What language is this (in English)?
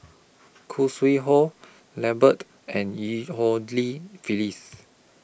English